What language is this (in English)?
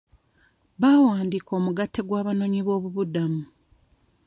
Ganda